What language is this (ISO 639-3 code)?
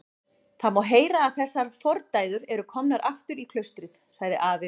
isl